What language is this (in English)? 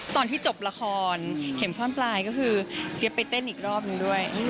Thai